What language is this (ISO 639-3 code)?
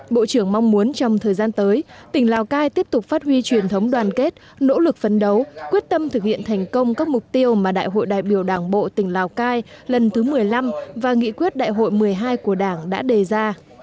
vie